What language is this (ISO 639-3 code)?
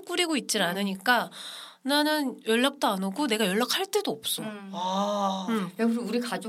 kor